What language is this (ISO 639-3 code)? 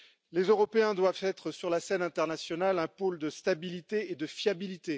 fra